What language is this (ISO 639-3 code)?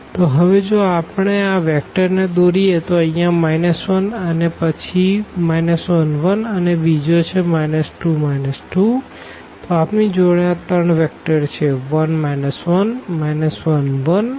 guj